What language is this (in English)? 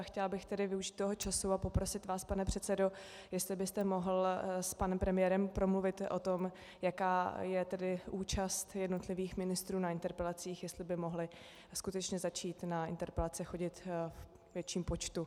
Czech